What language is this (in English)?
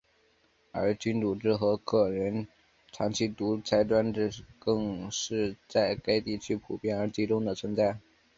Chinese